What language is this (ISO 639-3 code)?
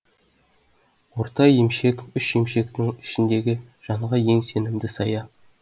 kaz